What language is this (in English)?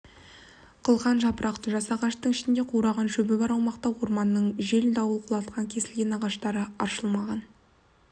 Kazakh